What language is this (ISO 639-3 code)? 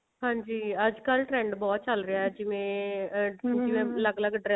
pan